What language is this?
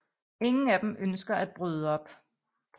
Danish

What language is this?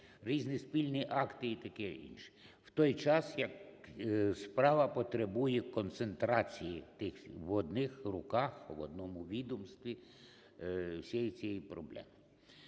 Ukrainian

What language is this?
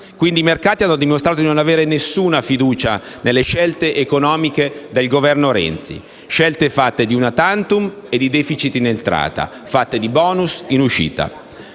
Italian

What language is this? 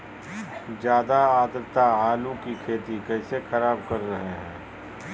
Magahi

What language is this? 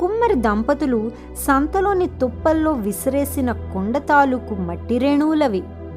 Telugu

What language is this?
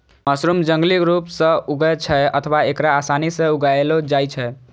Maithili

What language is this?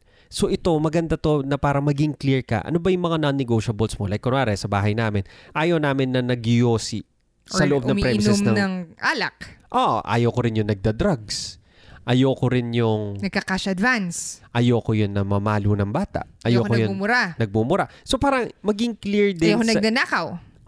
Filipino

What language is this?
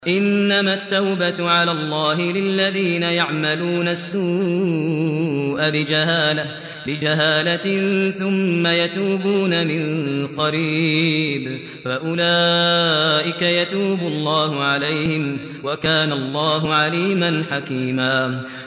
Arabic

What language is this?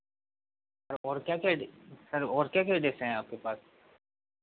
Hindi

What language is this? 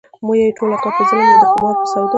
Pashto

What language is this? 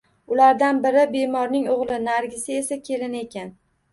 Uzbek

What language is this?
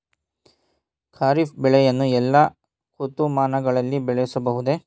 Kannada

